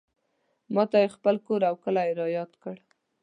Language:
Pashto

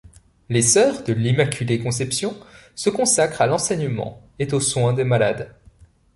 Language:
French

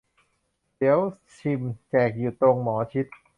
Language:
Thai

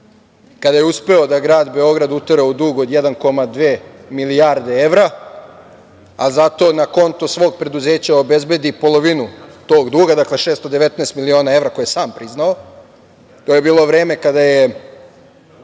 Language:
Serbian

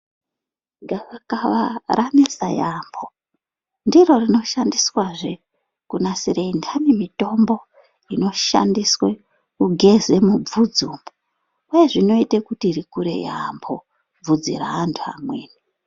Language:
Ndau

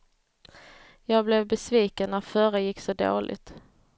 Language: Swedish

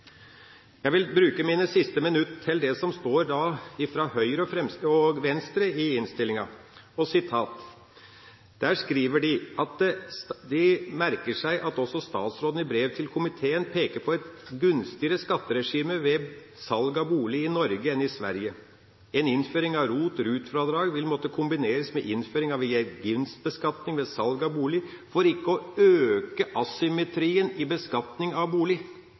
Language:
Norwegian Bokmål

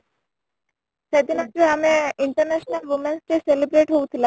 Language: Odia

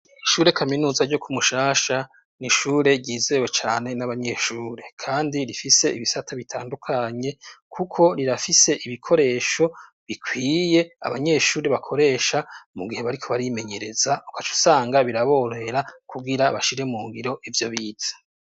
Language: Rundi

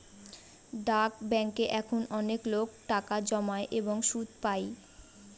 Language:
Bangla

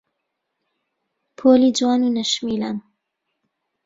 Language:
Central Kurdish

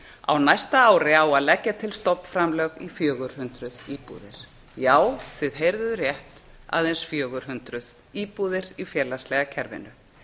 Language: Icelandic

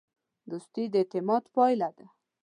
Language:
Pashto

